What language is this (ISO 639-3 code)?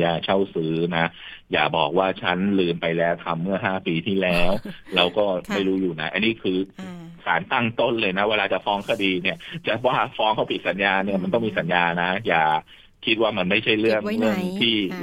tha